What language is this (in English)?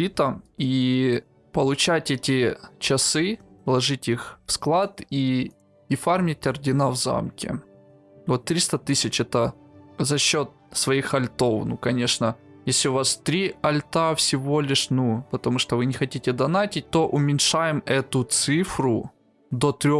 Russian